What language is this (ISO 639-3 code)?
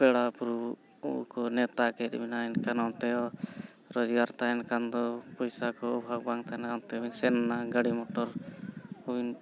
sat